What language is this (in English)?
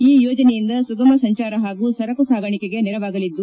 Kannada